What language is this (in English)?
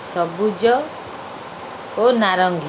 Odia